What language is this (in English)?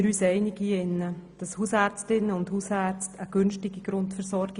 Swiss German